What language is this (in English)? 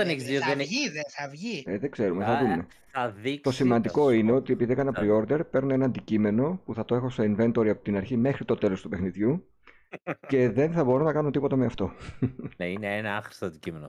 Greek